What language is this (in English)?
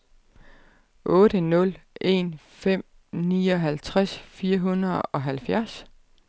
Danish